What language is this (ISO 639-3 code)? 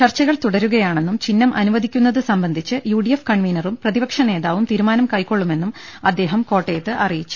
mal